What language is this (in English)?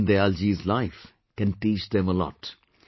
English